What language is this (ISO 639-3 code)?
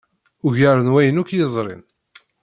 kab